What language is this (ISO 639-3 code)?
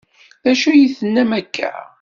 kab